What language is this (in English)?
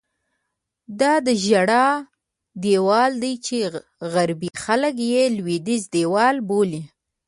Pashto